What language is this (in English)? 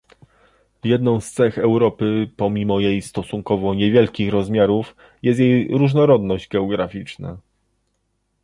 Polish